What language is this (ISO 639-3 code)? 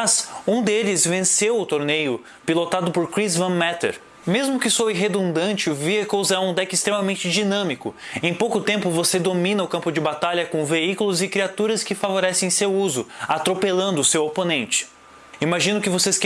por